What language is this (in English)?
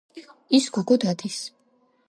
Georgian